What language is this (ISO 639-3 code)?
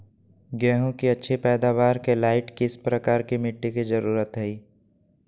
mag